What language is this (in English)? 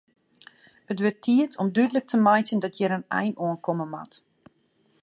Western Frisian